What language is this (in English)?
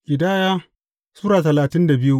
Hausa